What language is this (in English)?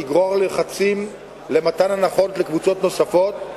Hebrew